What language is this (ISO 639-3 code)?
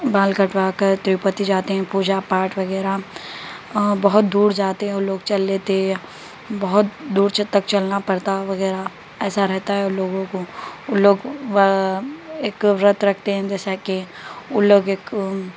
urd